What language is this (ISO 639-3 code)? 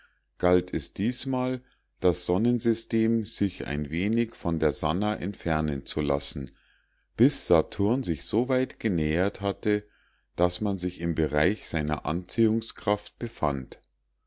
deu